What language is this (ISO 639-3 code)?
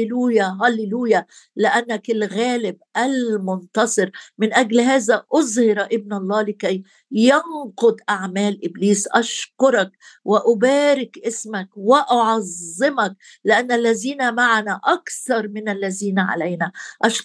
ara